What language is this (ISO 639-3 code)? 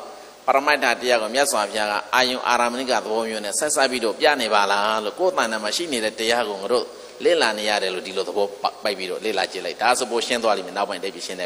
ind